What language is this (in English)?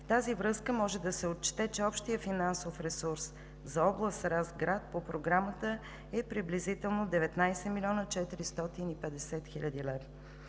Bulgarian